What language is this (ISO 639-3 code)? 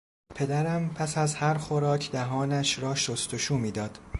fas